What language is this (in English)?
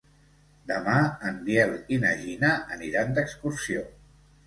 Catalan